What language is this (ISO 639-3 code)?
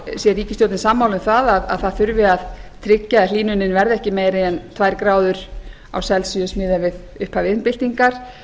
isl